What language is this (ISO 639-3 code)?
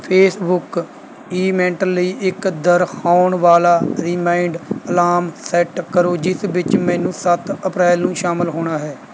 pan